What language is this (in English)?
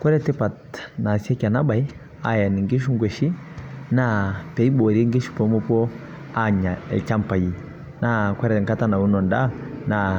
Masai